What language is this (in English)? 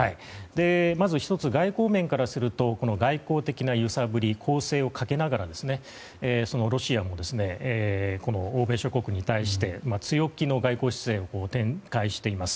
Japanese